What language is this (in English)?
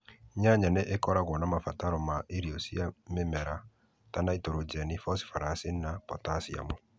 Kikuyu